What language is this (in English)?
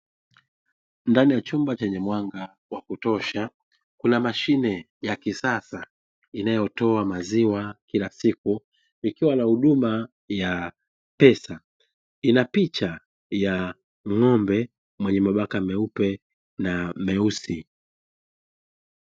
Swahili